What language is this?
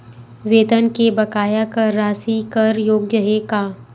Chhattisgarhi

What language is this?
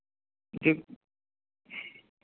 Hindi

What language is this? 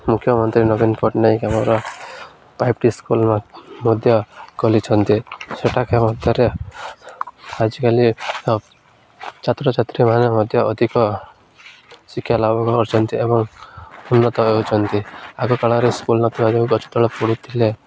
Odia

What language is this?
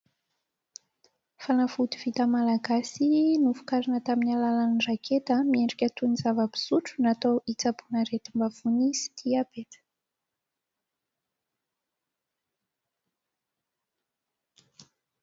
Malagasy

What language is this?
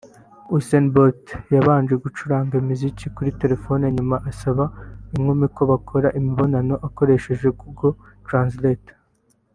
Kinyarwanda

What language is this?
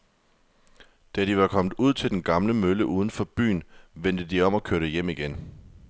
Danish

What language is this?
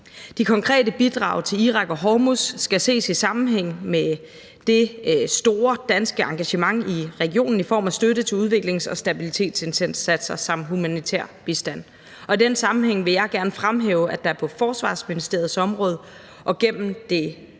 Danish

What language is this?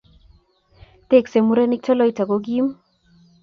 Kalenjin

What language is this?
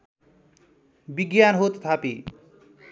Nepali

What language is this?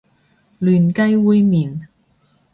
Cantonese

